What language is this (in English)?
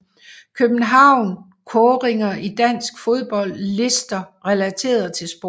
Danish